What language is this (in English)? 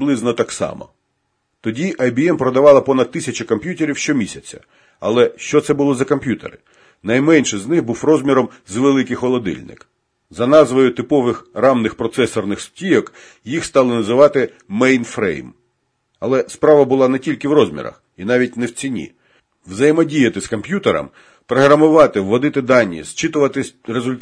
Ukrainian